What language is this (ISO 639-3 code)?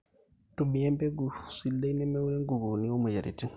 mas